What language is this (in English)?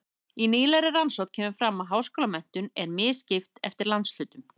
Icelandic